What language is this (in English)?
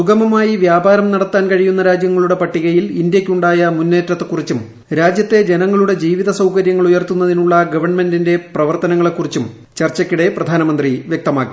Malayalam